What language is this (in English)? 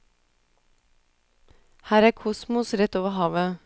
Norwegian